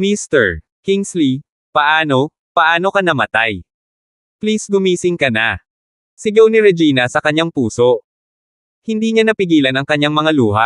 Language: Filipino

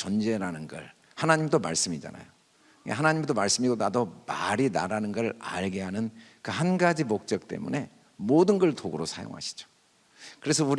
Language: Korean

